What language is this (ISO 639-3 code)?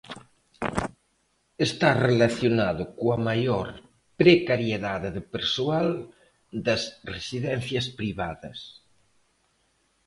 glg